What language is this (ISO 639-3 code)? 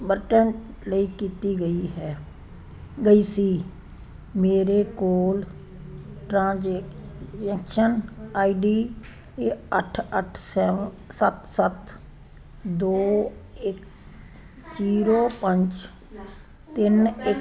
pan